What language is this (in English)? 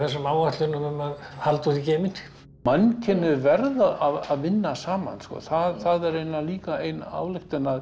Icelandic